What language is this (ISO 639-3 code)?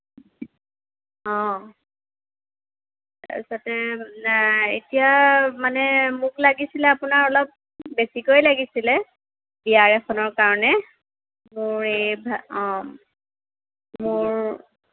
asm